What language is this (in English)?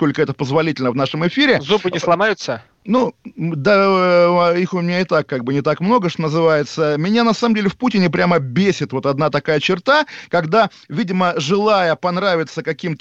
Russian